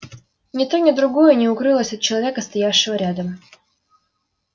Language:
Russian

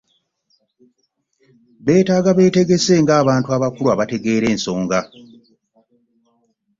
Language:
Ganda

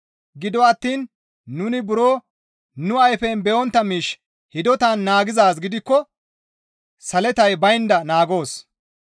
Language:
Gamo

